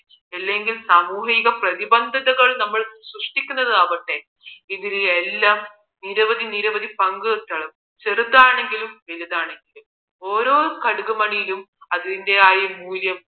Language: Malayalam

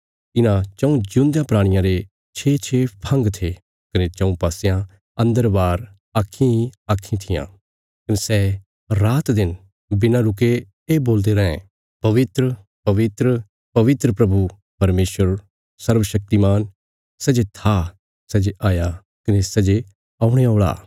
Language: Bilaspuri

